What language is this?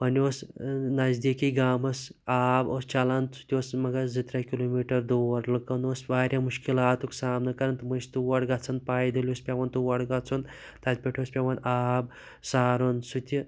Kashmiri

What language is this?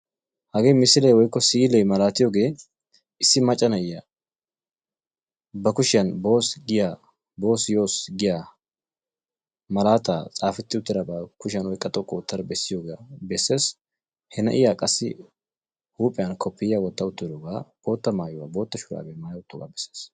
Wolaytta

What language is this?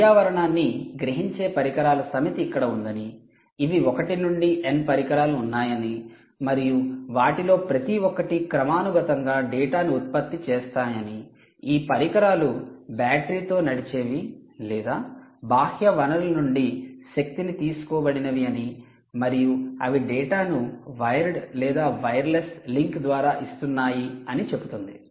Telugu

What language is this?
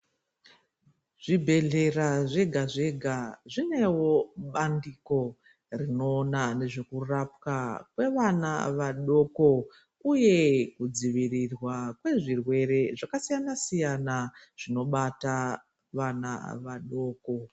Ndau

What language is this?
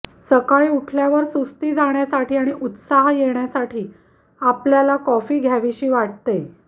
Marathi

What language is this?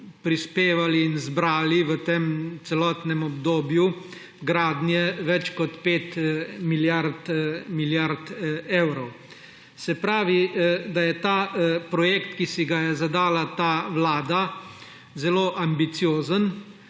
Slovenian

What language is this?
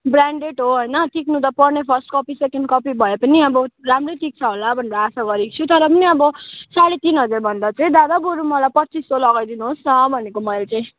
Nepali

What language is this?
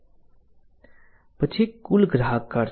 Gujarati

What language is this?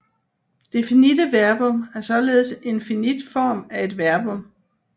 Danish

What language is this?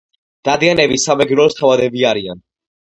Georgian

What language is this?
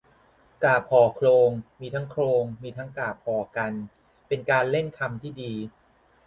Thai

